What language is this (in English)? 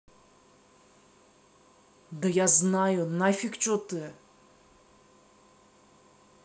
Russian